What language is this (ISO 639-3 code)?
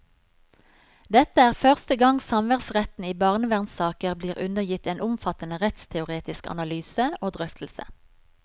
nor